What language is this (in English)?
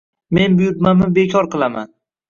Uzbek